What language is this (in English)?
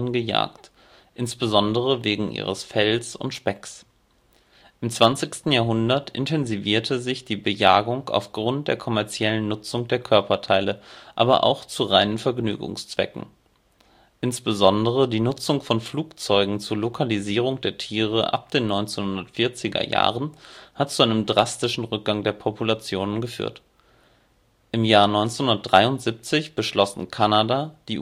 German